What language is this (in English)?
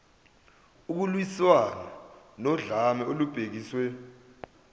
Zulu